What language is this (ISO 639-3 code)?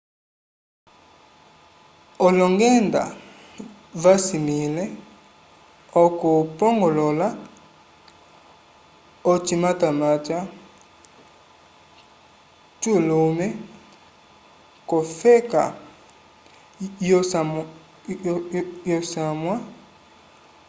umb